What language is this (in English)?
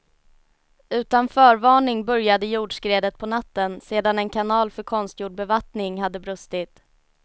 Swedish